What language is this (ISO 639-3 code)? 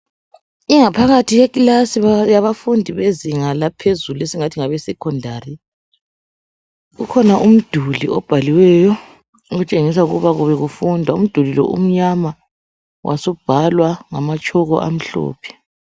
nde